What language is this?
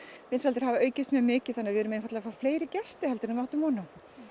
Icelandic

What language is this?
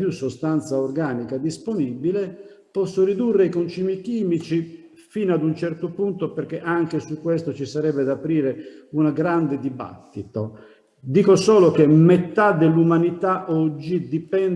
Italian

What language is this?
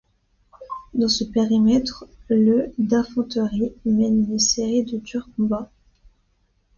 French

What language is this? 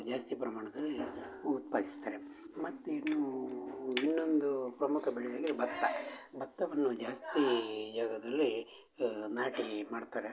Kannada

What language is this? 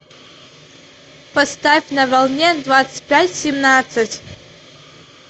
Russian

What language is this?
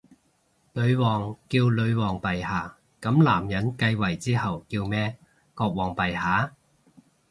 Cantonese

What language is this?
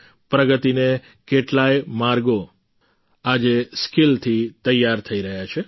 Gujarati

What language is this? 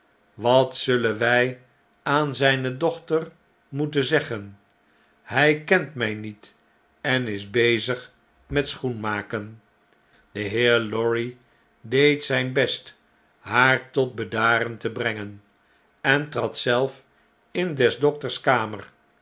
Dutch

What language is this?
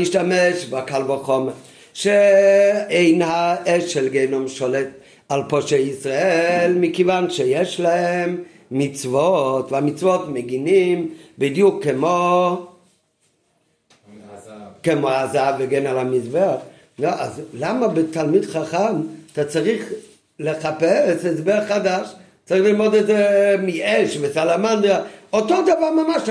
Hebrew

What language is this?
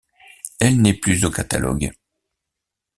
French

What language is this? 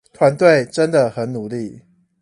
Chinese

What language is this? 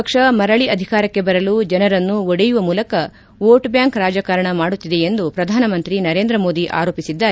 Kannada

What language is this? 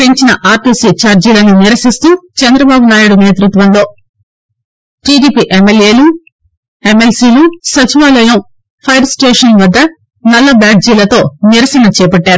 Telugu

